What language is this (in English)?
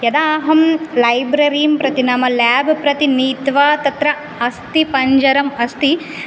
Sanskrit